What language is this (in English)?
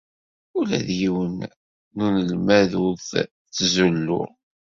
Kabyle